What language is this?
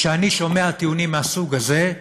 Hebrew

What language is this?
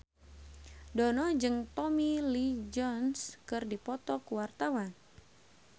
Sundanese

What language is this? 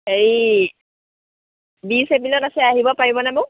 Assamese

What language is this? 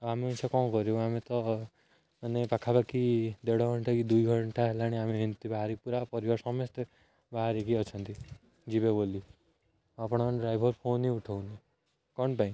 Odia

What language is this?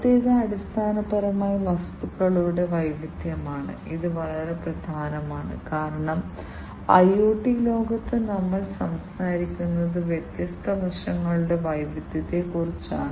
Malayalam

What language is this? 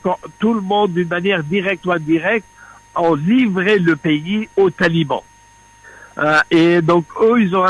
French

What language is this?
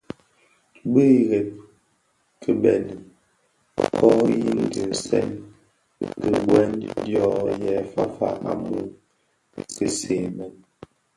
Bafia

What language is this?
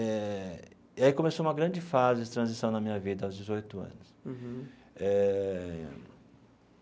Portuguese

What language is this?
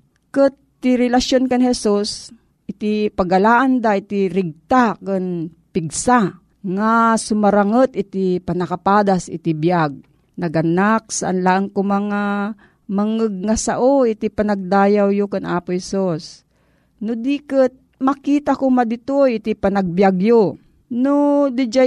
Filipino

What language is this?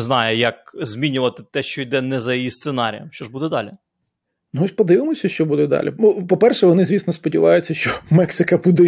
Ukrainian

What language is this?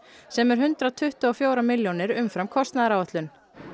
Icelandic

